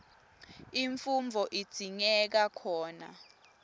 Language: Swati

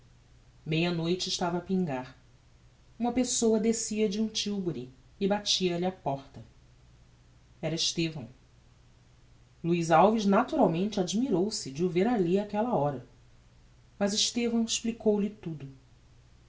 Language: Portuguese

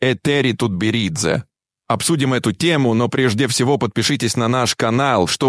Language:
Russian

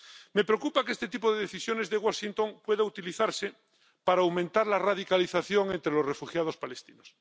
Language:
Spanish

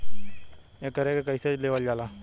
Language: Bhojpuri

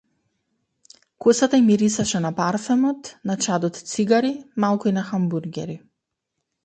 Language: Macedonian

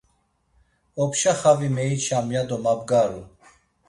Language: Laz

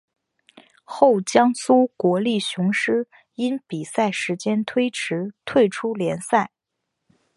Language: Chinese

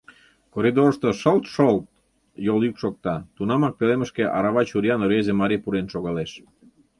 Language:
Mari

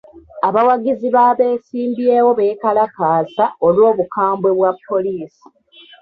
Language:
Ganda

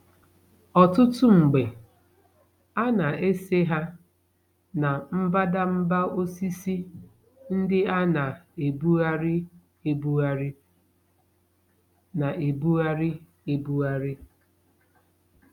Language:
Igbo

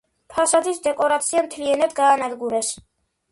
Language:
Georgian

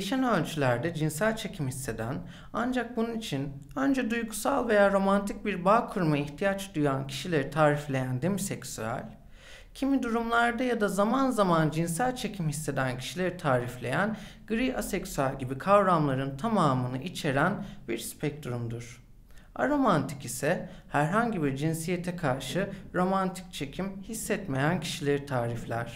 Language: Turkish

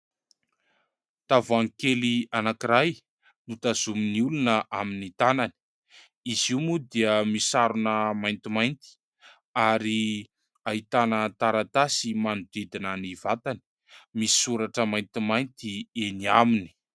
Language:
Malagasy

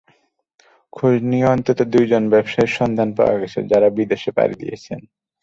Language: Bangla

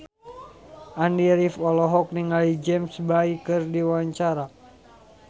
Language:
Sundanese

